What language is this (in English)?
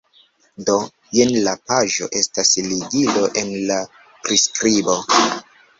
Esperanto